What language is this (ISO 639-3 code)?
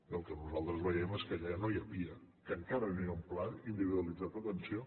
cat